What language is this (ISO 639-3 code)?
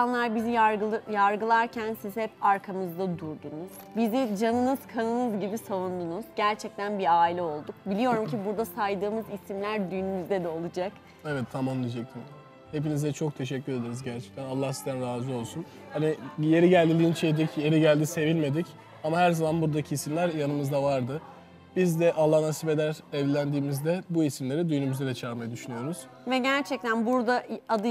tur